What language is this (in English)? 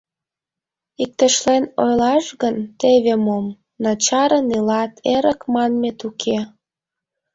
Mari